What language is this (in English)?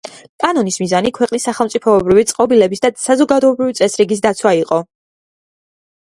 Georgian